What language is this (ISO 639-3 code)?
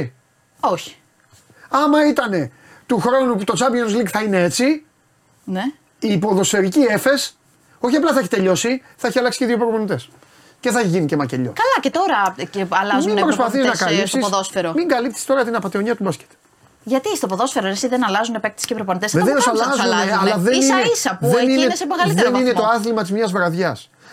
ell